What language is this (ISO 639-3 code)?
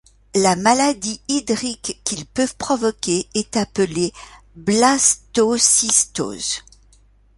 fra